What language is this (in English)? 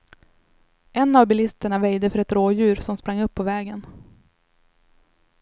Swedish